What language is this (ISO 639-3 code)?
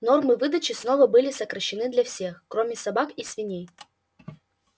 rus